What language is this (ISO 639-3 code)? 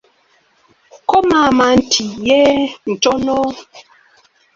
lug